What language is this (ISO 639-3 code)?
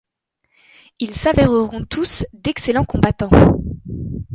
fra